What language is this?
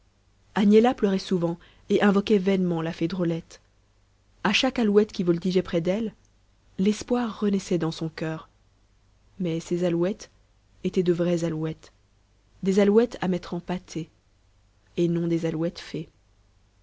French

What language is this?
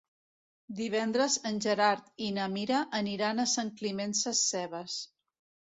Catalan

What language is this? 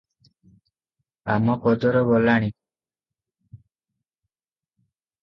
Odia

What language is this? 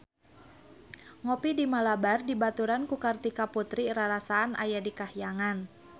Sundanese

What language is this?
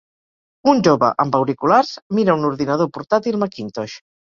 Catalan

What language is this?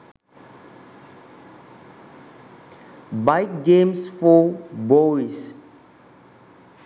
Sinhala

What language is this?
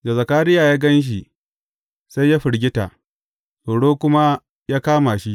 Hausa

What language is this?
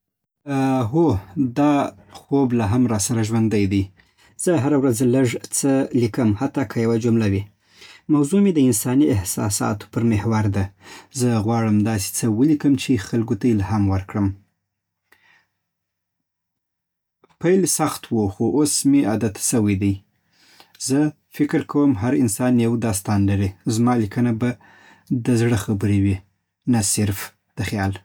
Southern Pashto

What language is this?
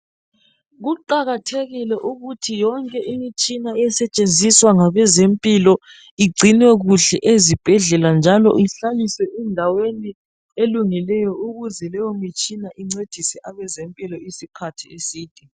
North Ndebele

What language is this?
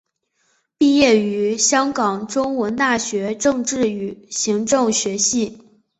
Chinese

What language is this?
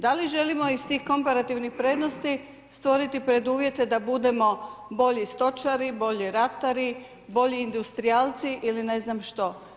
Croatian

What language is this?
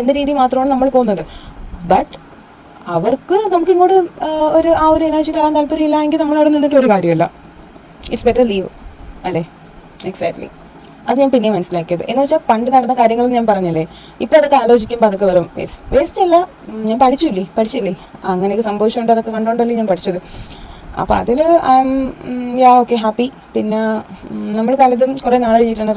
Malayalam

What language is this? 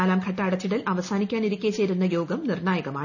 Malayalam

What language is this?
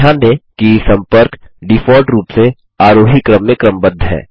Hindi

